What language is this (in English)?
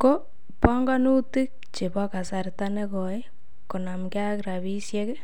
Kalenjin